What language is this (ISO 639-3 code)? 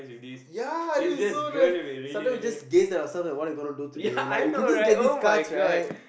eng